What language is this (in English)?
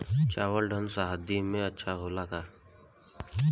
Bhojpuri